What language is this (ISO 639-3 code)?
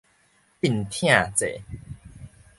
nan